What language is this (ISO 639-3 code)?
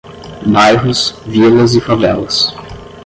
por